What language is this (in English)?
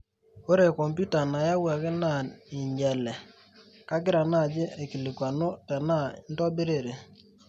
Masai